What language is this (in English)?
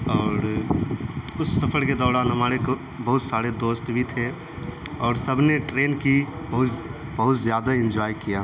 Urdu